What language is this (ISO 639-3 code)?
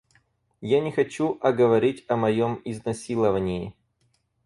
rus